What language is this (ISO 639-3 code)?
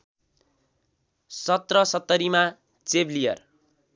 nep